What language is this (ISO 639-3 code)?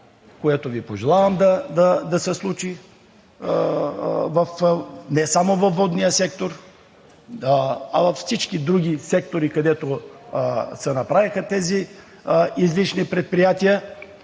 bul